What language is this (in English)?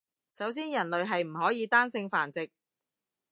Cantonese